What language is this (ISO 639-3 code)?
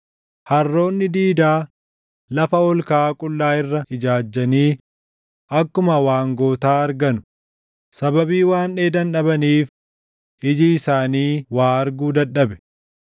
orm